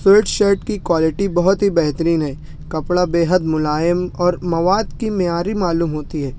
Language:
Urdu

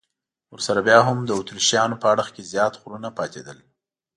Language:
Pashto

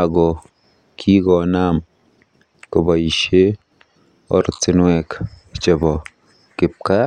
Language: Kalenjin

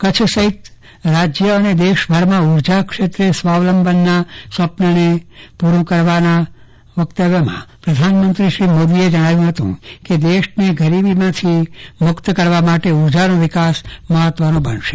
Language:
Gujarati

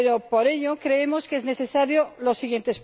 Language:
Spanish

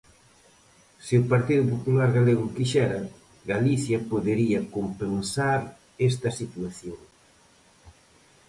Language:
Galician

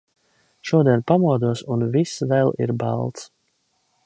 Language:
Latvian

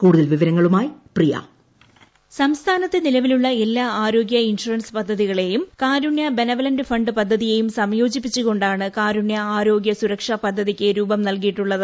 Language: Malayalam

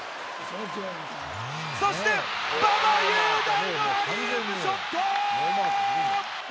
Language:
Japanese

